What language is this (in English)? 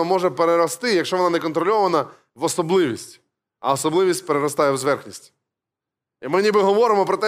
Ukrainian